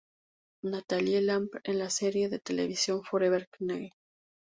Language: Spanish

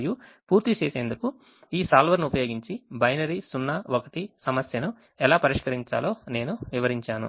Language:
Telugu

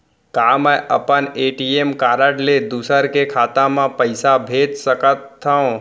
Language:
Chhattisgarhi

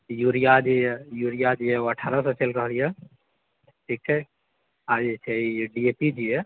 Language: Maithili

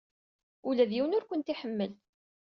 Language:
Kabyle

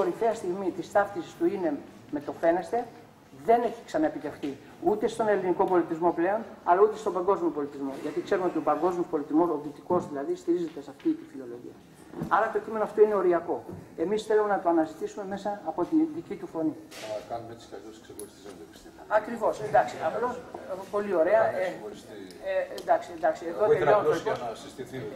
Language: Greek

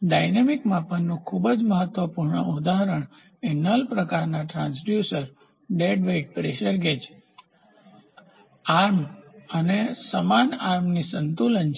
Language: Gujarati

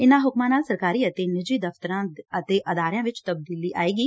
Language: Punjabi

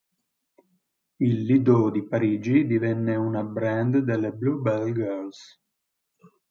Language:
Italian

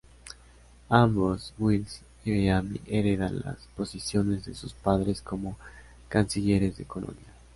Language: Spanish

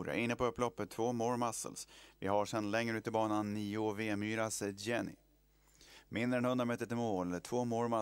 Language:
Swedish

